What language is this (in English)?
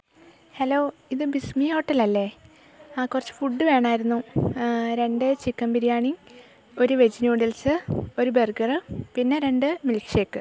Malayalam